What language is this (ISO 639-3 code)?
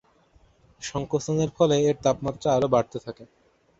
ben